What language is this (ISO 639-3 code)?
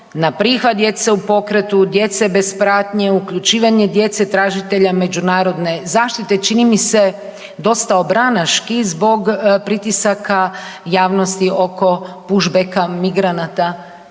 hrv